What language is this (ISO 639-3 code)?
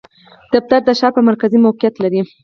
pus